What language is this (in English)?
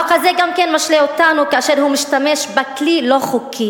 Hebrew